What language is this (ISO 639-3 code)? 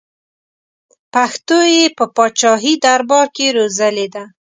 pus